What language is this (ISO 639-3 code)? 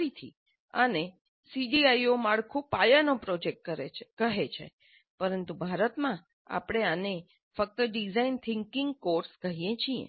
guj